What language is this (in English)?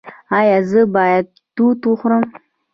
Pashto